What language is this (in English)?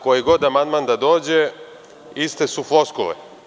Serbian